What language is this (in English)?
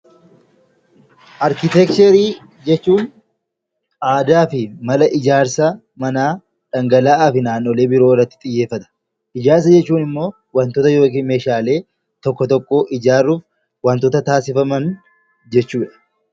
Oromo